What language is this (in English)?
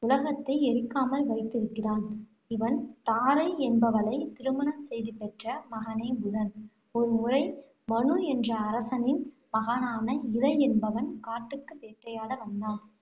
Tamil